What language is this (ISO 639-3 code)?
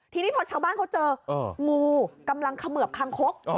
tha